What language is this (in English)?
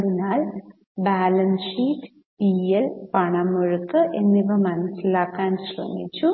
Malayalam